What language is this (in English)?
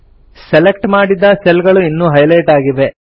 Kannada